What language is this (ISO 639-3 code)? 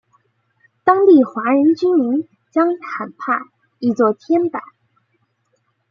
zho